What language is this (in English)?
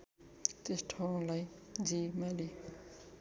Nepali